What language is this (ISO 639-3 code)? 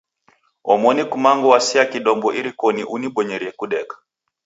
dav